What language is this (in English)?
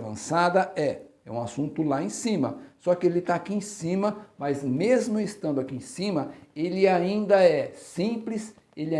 Portuguese